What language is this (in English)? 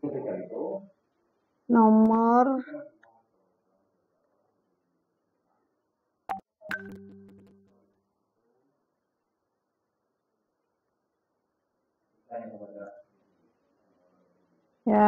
Indonesian